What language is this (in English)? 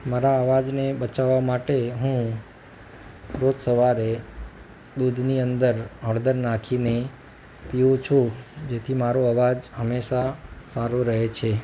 Gujarati